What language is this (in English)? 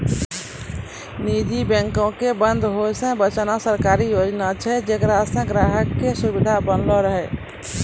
Maithili